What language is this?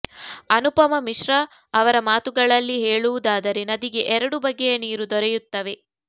Kannada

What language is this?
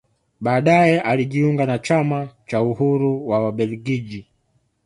Swahili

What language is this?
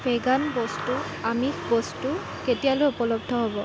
Assamese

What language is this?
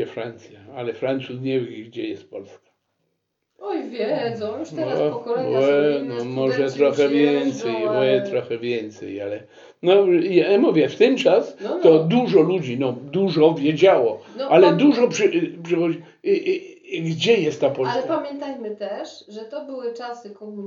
Polish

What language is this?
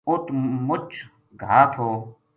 Gujari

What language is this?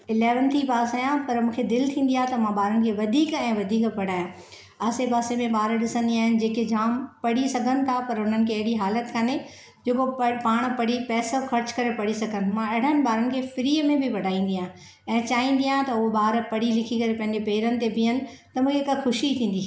Sindhi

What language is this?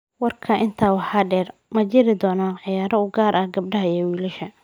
Somali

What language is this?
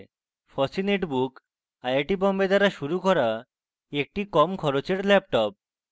Bangla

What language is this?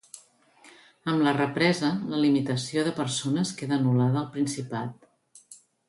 Catalan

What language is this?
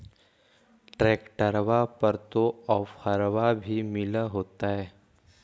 Magahi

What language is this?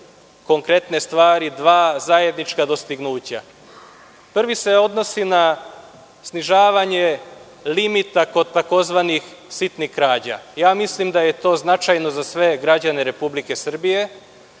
Serbian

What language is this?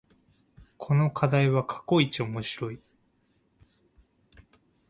Japanese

